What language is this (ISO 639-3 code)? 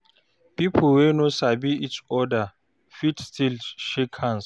pcm